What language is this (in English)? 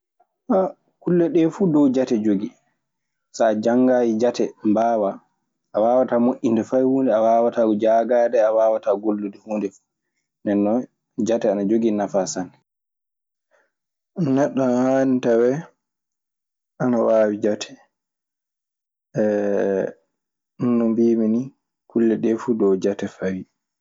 Maasina Fulfulde